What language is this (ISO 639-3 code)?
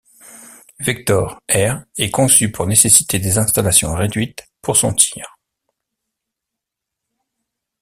fra